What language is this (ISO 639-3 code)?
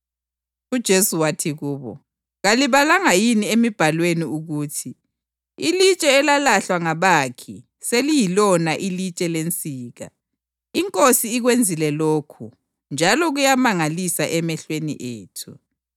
nde